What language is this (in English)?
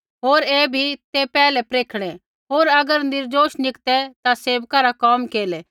Kullu Pahari